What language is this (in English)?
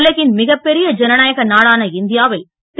Tamil